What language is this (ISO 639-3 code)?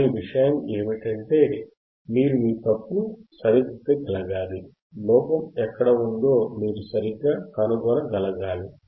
tel